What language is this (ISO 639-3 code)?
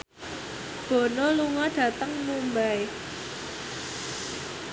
jav